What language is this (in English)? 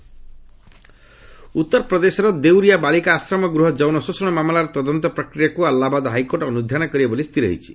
Odia